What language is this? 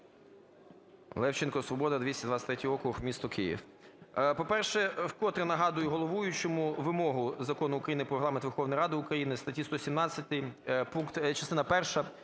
Ukrainian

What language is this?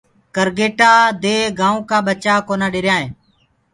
Gurgula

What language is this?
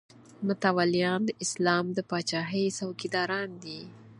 Pashto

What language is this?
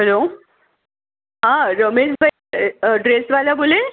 Gujarati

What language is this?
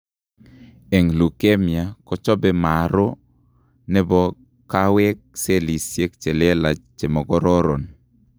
Kalenjin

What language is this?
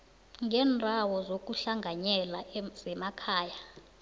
South Ndebele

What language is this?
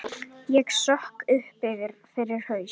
Icelandic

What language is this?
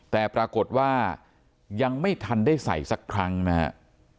Thai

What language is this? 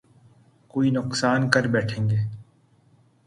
Urdu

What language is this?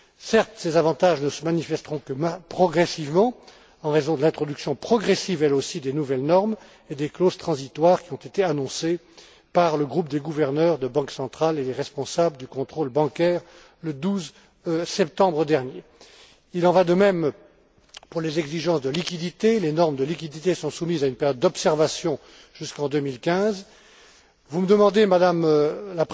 French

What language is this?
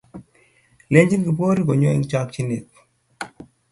Kalenjin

